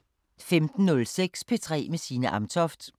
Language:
Danish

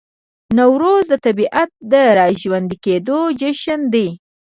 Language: Pashto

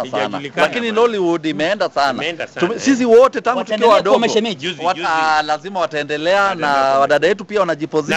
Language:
Swahili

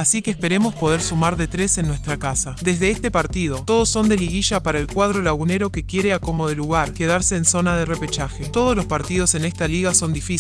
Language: Spanish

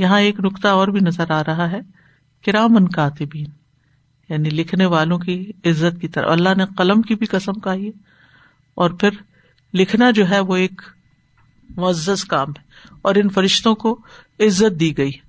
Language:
Urdu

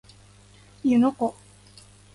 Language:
Japanese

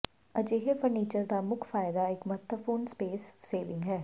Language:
Punjabi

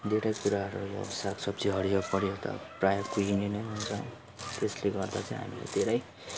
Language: Nepali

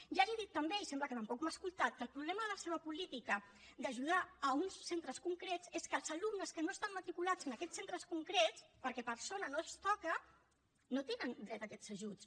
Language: Catalan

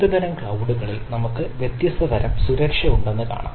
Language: Malayalam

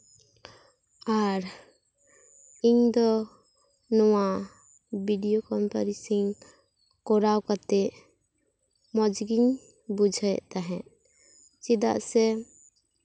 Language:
Santali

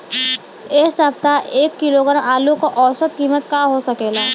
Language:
Bhojpuri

